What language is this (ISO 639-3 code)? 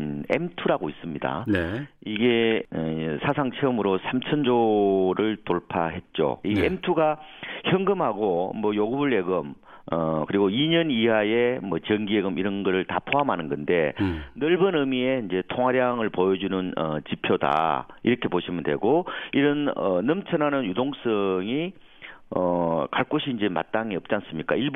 kor